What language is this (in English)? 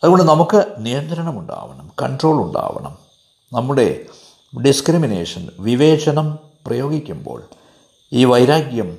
Malayalam